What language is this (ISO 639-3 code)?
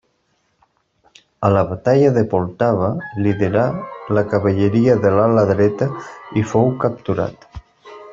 cat